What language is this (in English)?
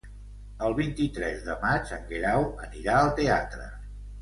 Catalan